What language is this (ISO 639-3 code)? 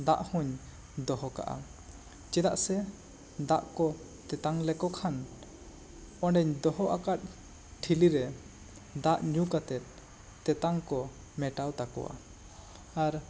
sat